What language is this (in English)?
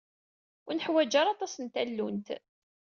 Kabyle